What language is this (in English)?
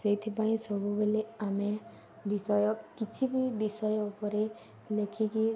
Odia